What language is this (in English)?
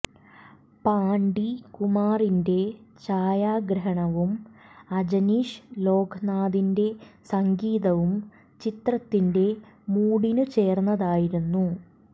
Malayalam